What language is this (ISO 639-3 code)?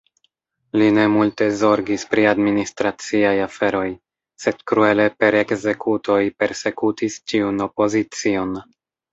epo